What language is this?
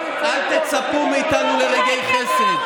Hebrew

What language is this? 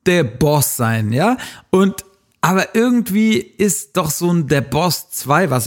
German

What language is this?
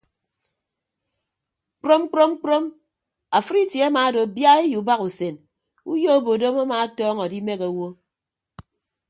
Ibibio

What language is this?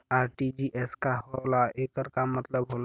Bhojpuri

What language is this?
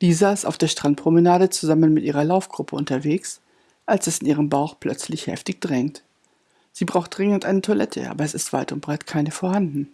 German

